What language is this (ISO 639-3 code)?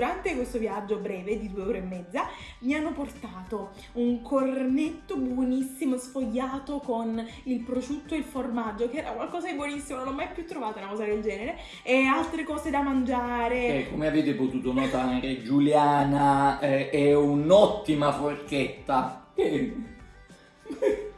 ita